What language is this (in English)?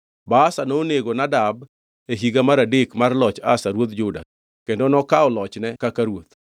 Luo (Kenya and Tanzania)